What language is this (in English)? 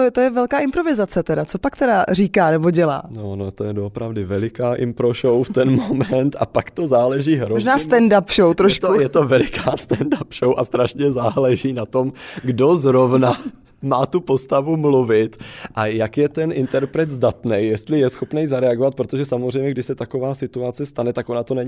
Czech